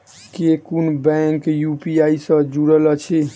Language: Maithili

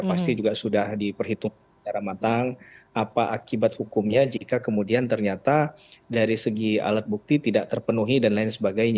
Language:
Indonesian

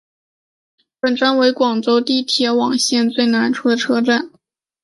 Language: Chinese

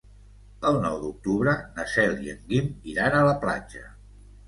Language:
Catalan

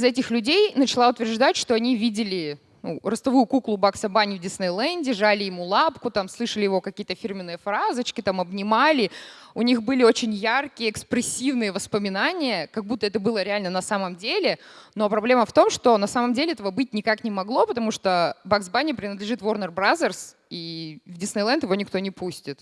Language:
Russian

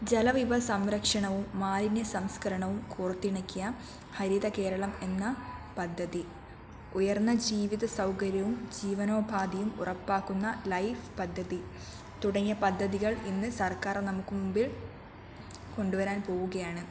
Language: Malayalam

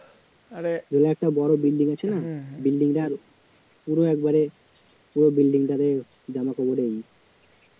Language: Bangla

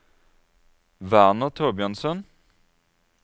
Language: Norwegian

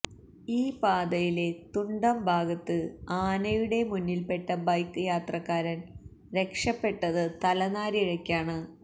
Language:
Malayalam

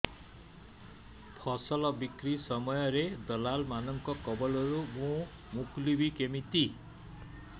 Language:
Odia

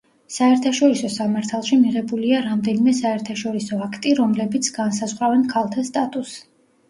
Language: Georgian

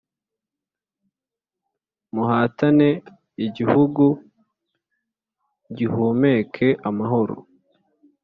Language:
Kinyarwanda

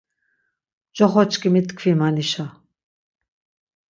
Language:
Laz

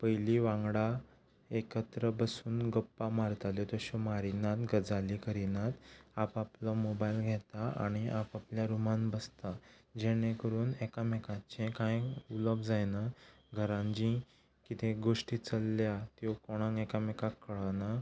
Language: Konkani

